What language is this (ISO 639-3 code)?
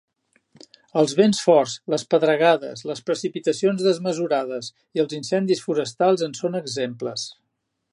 cat